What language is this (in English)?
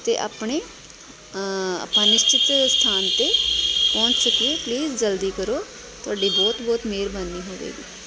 Punjabi